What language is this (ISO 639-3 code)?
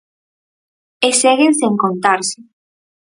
glg